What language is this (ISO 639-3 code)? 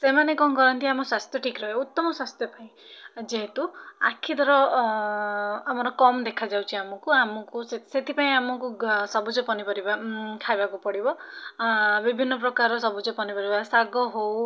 ori